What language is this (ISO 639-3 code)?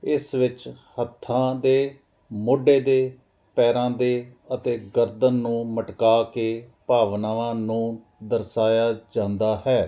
pan